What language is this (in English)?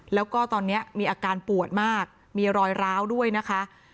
Thai